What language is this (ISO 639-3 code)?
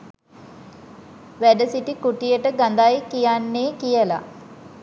sin